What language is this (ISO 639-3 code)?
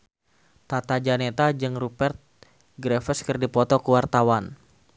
sun